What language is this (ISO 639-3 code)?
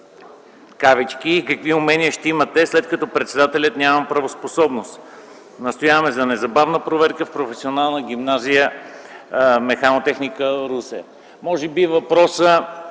bul